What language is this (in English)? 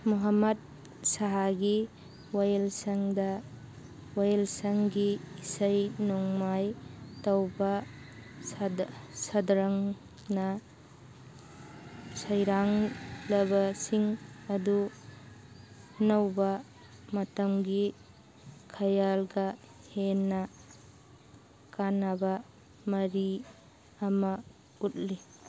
Manipuri